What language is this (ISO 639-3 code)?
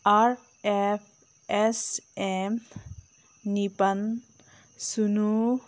mni